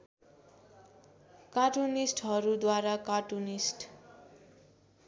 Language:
Nepali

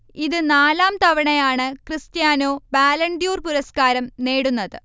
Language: Malayalam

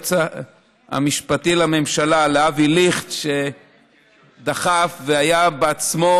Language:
Hebrew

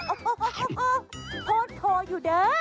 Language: Thai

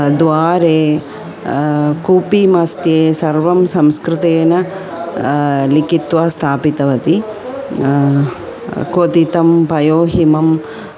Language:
Sanskrit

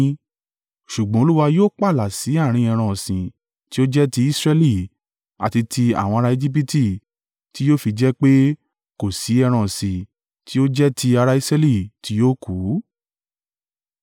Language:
Yoruba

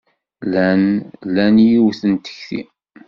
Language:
Kabyle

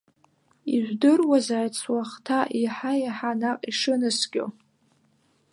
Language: Abkhazian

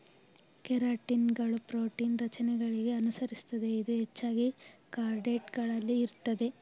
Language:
Kannada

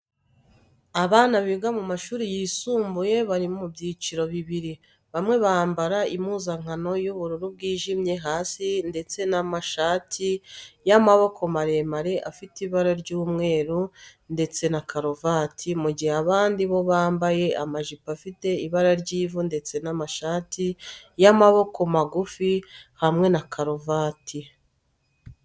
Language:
Kinyarwanda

